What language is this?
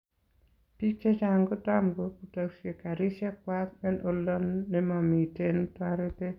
Kalenjin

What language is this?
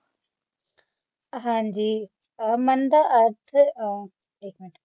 Punjabi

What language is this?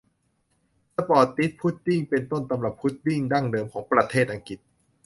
Thai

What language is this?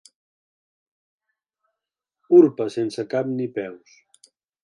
Catalan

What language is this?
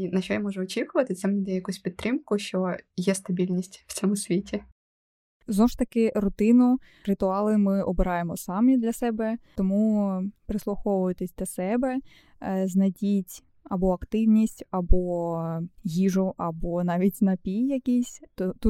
Ukrainian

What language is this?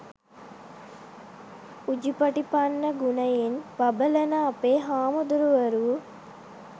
Sinhala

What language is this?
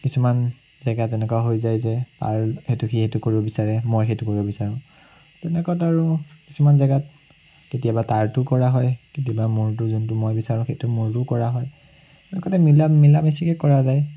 Assamese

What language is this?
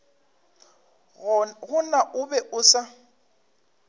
Northern Sotho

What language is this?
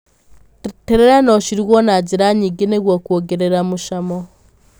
Kikuyu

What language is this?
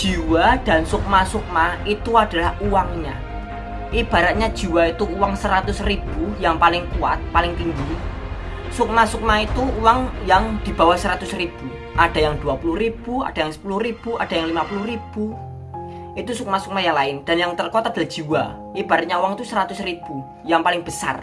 Indonesian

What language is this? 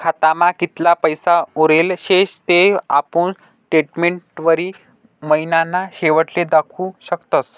Marathi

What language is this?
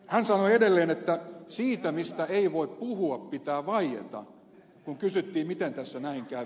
Finnish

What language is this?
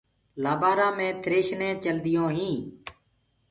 Gurgula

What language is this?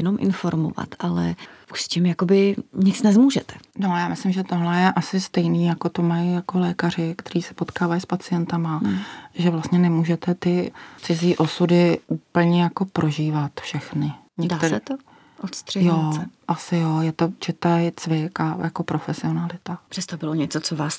Czech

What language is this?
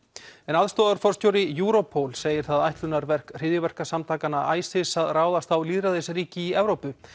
Icelandic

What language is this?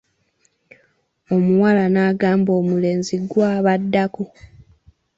Ganda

